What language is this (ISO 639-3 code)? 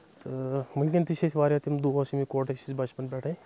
kas